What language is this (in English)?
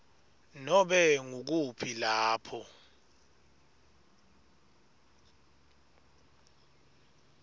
Swati